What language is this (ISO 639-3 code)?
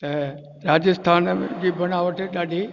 snd